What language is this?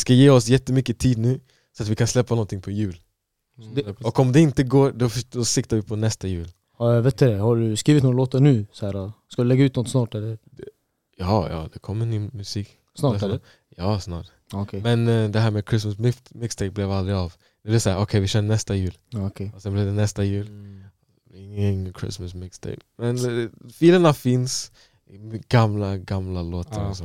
Swedish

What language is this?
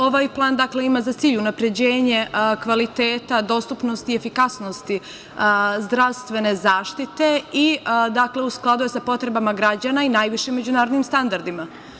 Serbian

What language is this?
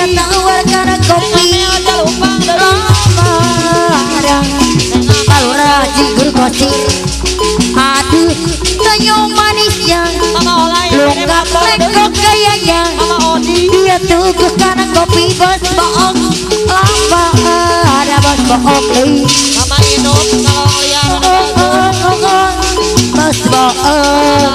Thai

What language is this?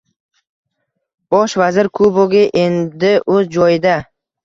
Uzbek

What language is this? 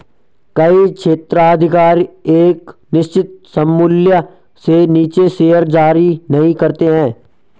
Hindi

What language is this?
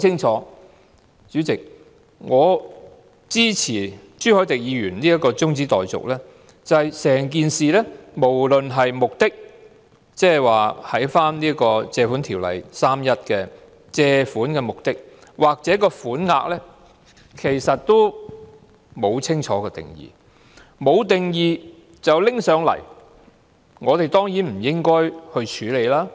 Cantonese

